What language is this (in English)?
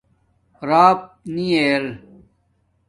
Domaaki